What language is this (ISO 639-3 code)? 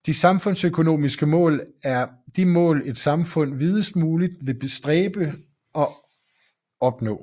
dan